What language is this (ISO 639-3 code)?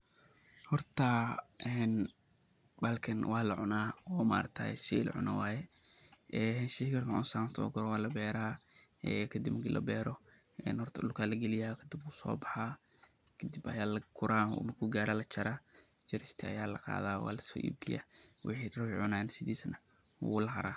som